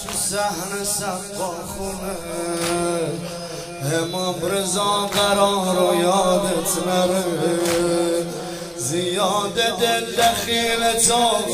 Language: Persian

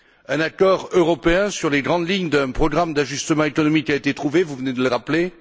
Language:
French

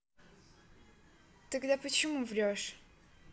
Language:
Russian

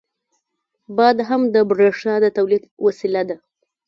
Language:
Pashto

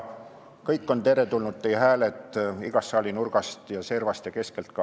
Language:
Estonian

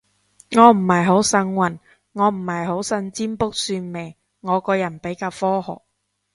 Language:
Cantonese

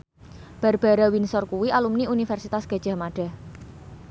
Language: Javanese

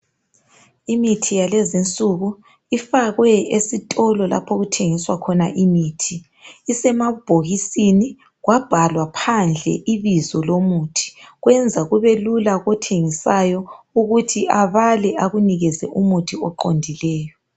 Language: North Ndebele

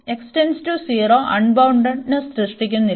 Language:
Malayalam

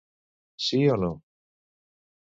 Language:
Catalan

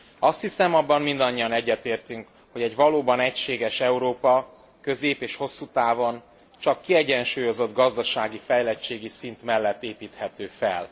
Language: Hungarian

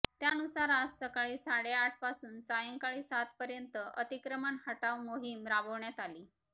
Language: Marathi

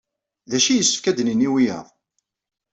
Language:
Kabyle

